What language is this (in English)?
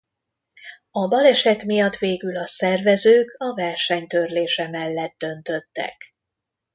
Hungarian